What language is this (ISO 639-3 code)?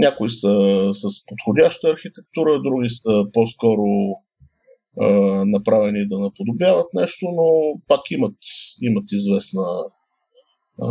bul